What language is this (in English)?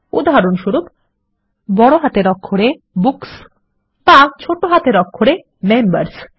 Bangla